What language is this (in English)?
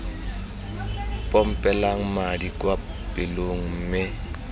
Tswana